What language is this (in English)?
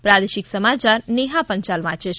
Gujarati